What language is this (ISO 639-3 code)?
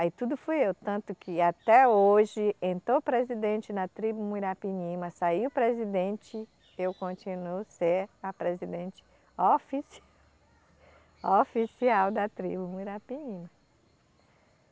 por